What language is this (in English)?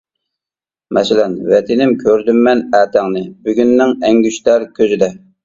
Uyghur